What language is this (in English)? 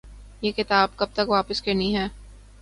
Urdu